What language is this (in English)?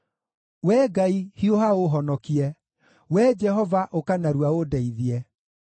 Kikuyu